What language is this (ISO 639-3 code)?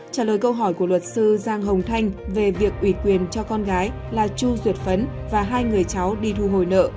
vie